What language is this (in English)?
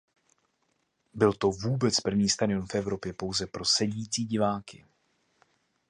Czech